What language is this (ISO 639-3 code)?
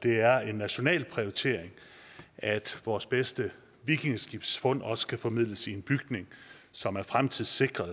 dan